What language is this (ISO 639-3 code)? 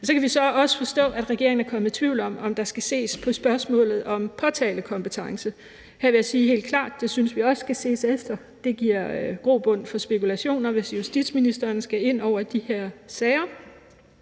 dan